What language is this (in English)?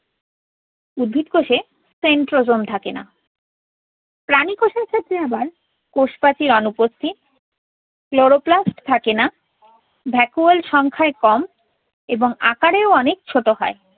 Bangla